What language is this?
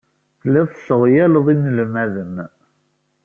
Kabyle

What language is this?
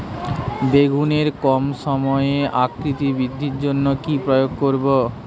Bangla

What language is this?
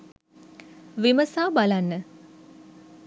Sinhala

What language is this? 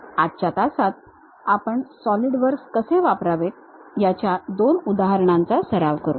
Marathi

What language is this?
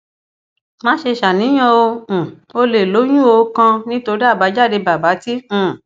Yoruba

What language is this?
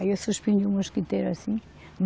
Portuguese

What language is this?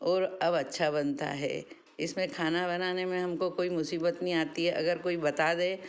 Hindi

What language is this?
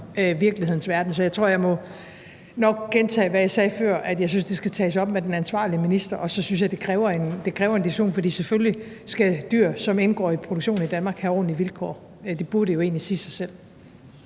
Danish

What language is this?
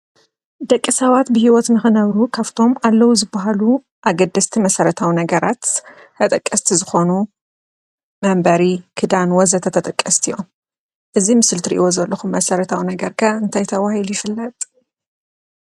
Tigrinya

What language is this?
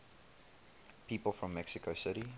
English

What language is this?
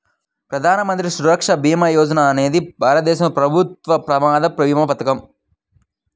Telugu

